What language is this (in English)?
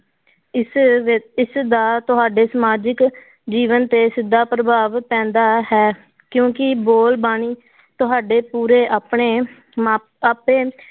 Punjabi